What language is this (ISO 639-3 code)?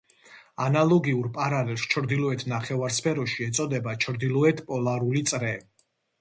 kat